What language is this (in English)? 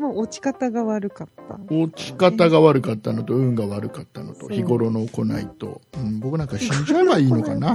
Japanese